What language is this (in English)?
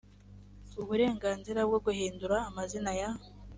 Kinyarwanda